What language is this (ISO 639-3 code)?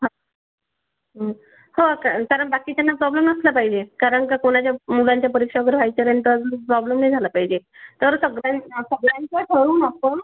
mar